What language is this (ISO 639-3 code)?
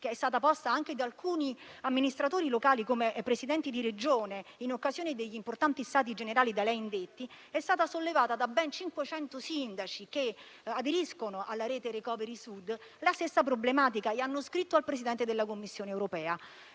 ita